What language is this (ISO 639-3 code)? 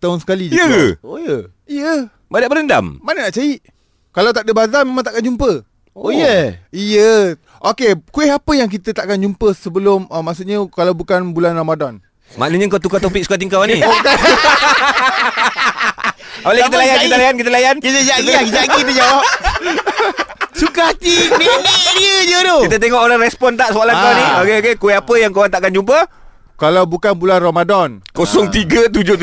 msa